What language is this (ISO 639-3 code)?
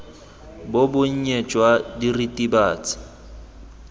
tsn